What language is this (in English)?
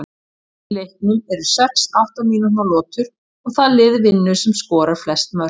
Icelandic